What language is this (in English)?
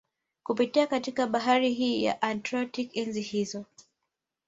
Swahili